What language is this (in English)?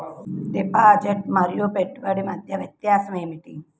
Telugu